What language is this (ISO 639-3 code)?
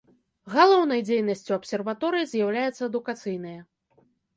bel